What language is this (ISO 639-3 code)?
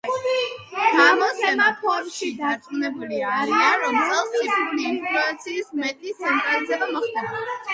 kat